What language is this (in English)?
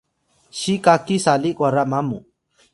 Atayal